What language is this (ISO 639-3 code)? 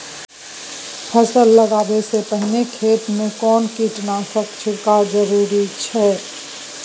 mai